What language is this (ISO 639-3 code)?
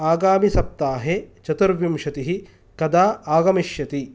san